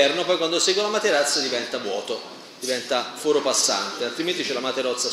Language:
Italian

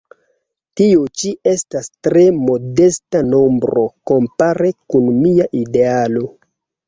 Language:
Esperanto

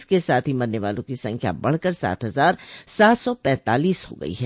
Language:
Hindi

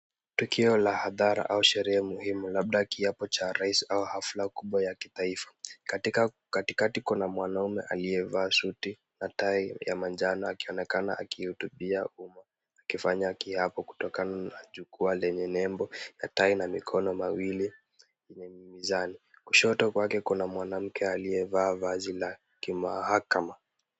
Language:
Swahili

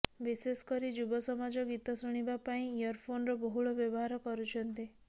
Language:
Odia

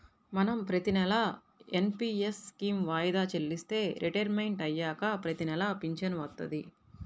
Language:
Telugu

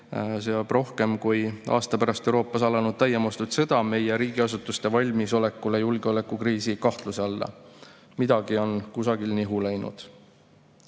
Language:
Estonian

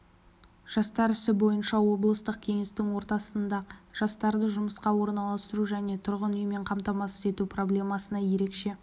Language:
Kazakh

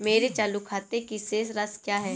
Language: Hindi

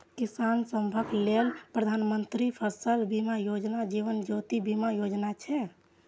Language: Maithili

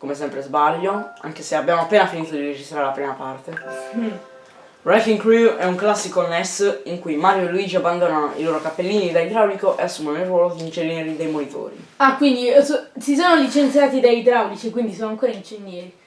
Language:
Italian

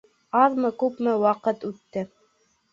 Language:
Bashkir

